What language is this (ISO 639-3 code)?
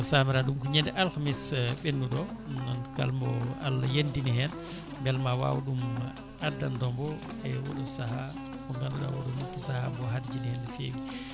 ful